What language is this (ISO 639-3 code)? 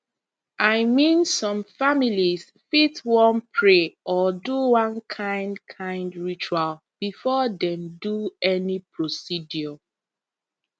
pcm